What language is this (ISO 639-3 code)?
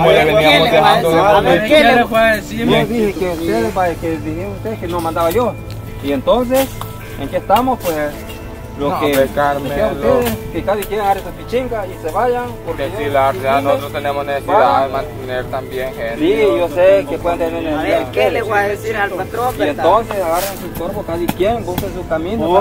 spa